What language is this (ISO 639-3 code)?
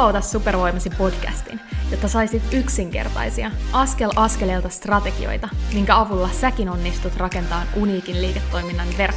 fin